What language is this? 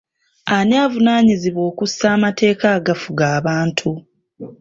Ganda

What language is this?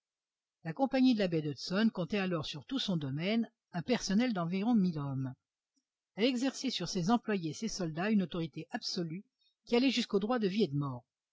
French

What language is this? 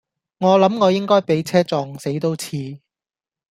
Cantonese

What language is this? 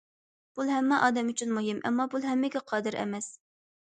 Uyghur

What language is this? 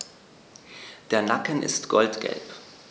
German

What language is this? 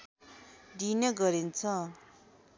Nepali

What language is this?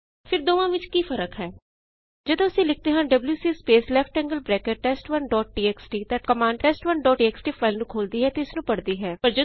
Punjabi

